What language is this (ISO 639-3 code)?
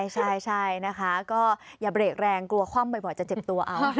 tha